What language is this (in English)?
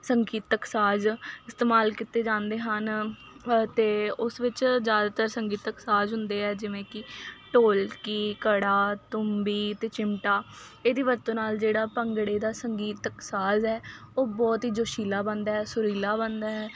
Punjabi